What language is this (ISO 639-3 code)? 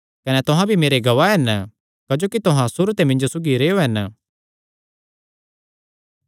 xnr